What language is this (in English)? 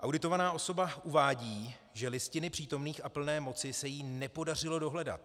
Czech